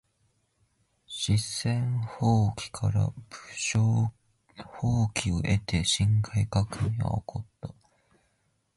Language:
Japanese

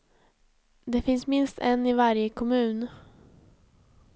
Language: Swedish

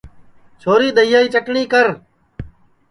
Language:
Sansi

